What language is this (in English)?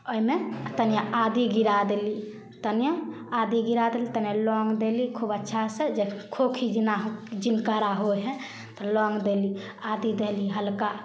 Maithili